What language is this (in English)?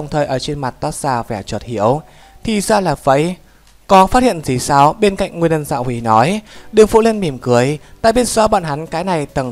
Vietnamese